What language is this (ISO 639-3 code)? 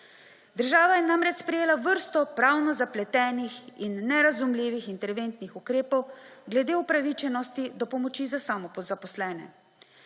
slv